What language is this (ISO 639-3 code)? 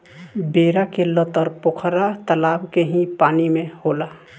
bho